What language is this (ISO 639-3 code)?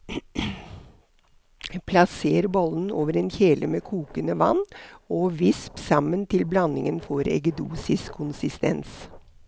nor